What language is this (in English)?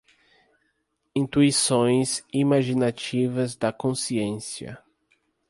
Portuguese